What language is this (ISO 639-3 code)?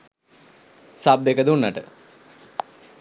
sin